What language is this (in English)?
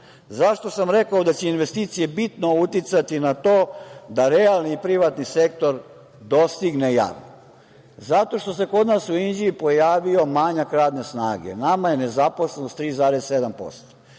Serbian